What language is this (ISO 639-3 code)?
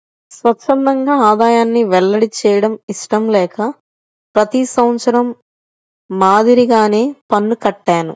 tel